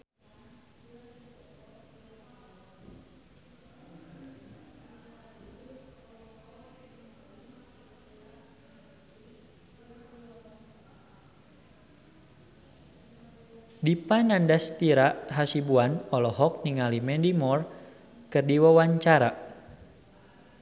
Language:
Sundanese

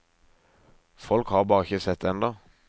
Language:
Norwegian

